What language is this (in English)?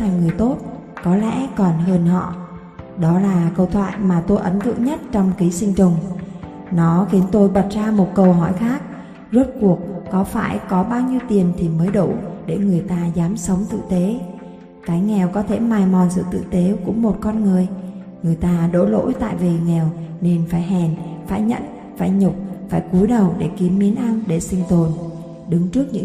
Vietnamese